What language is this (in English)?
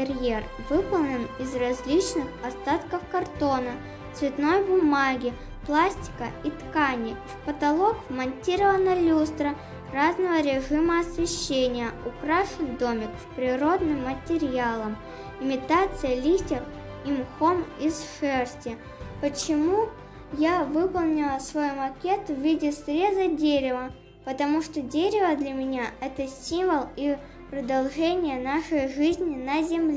Russian